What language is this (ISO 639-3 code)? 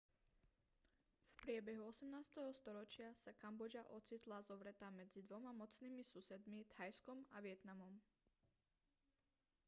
slk